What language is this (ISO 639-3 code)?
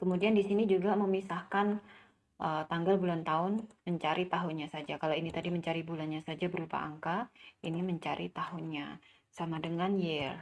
ind